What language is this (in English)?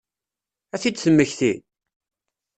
Kabyle